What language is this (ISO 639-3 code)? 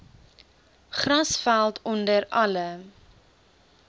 afr